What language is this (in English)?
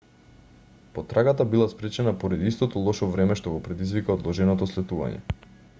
Macedonian